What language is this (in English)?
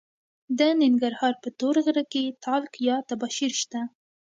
Pashto